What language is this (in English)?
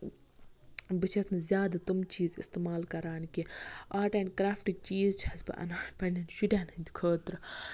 Kashmiri